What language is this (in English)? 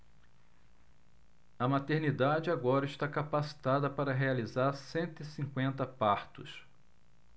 Portuguese